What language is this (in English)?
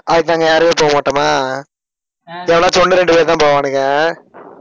Tamil